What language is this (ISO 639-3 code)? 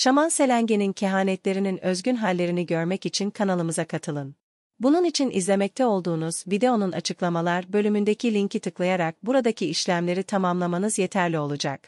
tur